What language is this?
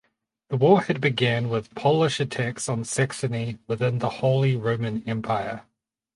English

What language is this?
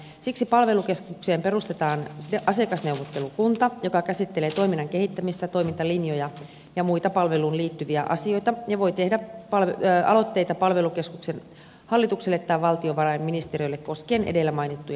Finnish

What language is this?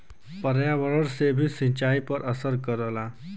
Bhojpuri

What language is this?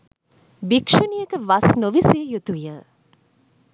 Sinhala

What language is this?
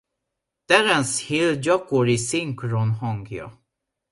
Hungarian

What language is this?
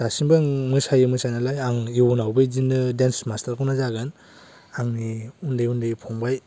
Bodo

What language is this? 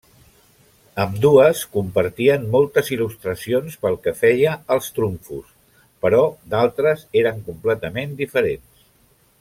Catalan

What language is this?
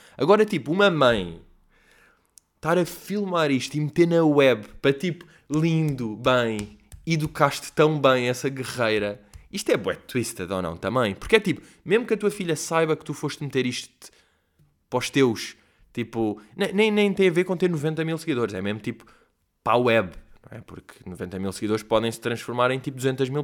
Portuguese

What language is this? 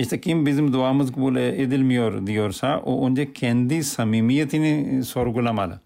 Turkish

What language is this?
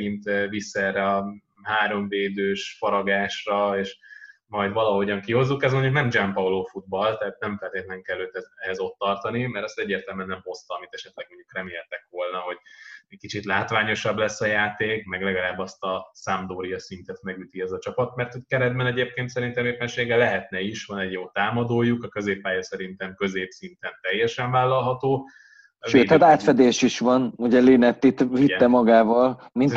Hungarian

